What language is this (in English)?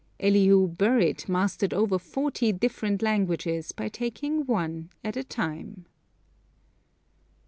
English